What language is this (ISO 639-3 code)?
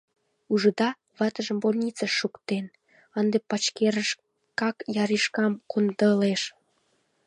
chm